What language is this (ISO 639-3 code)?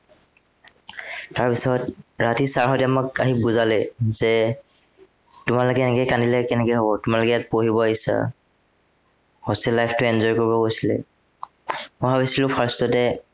asm